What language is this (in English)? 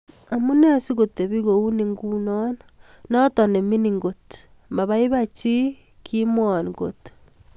Kalenjin